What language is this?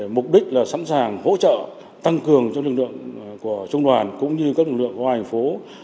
Vietnamese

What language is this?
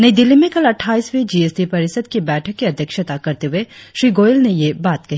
Hindi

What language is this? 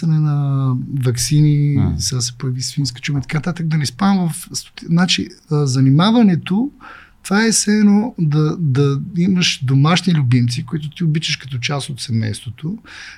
Bulgarian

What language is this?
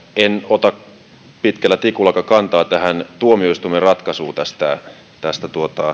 Finnish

